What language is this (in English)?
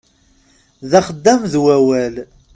Kabyle